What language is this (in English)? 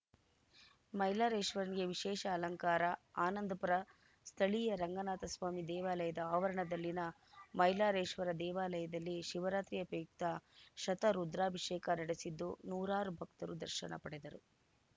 Kannada